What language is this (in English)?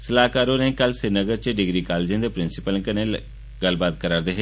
Dogri